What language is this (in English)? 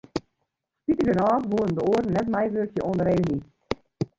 Western Frisian